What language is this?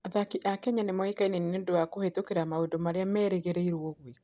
Kikuyu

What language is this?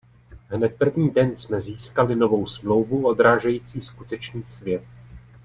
Czech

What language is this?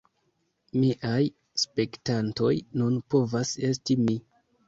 Esperanto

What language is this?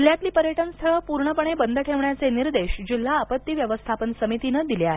Marathi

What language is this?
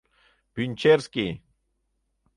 Mari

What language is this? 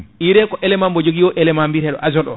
Fula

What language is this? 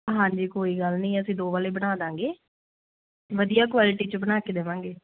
Punjabi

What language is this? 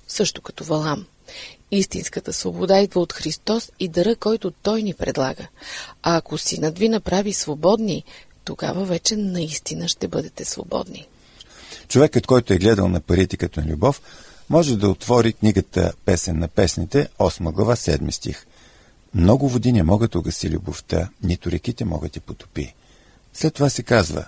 Bulgarian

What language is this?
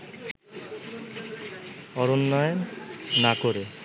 Bangla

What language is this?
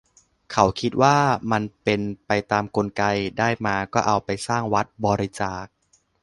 Thai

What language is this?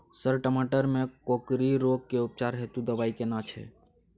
Maithili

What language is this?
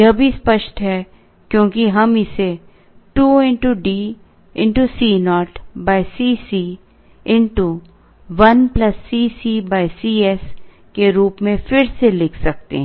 Hindi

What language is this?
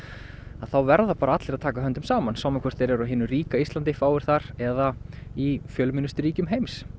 Icelandic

